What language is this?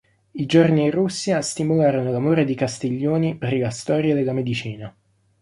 Italian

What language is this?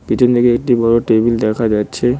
Bangla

